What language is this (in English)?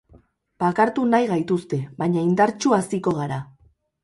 Basque